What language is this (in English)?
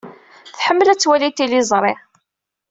Kabyle